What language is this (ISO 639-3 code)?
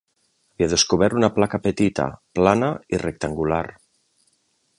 cat